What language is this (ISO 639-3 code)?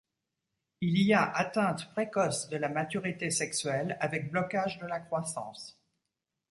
fra